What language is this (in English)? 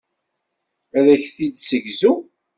Kabyle